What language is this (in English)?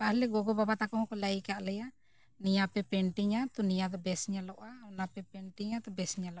Santali